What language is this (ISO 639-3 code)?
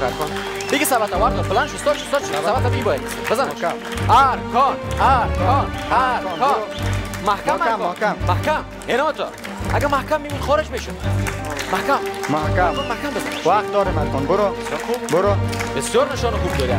fas